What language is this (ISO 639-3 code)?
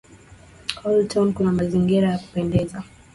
swa